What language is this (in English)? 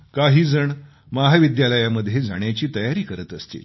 Marathi